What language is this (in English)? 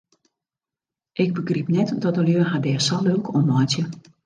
Western Frisian